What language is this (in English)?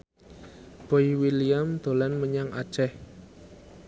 Javanese